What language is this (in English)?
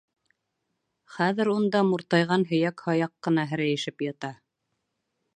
Bashkir